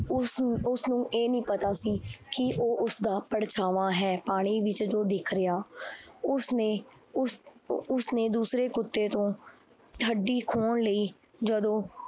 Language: Punjabi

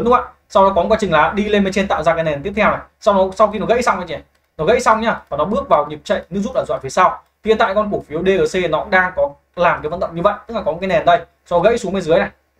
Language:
Vietnamese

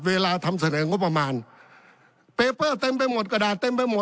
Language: Thai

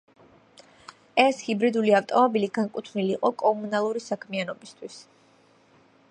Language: Georgian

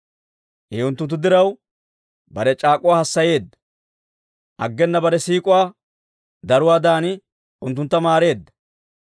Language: Dawro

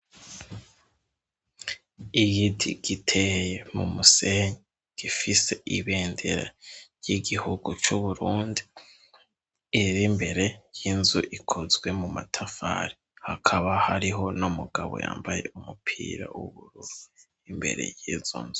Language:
Rundi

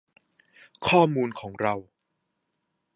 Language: Thai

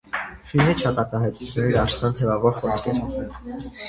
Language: Armenian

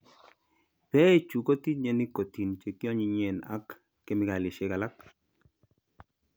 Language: Kalenjin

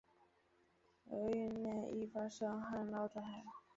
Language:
Chinese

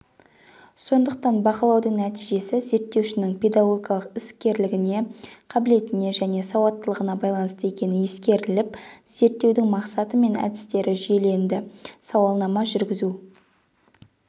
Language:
Kazakh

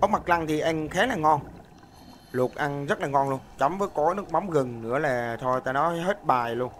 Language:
Vietnamese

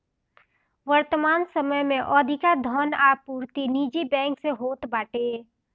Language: Bhojpuri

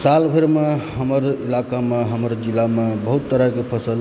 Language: Maithili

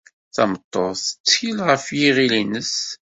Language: Kabyle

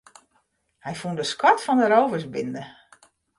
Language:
Western Frisian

